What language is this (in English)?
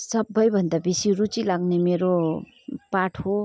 Nepali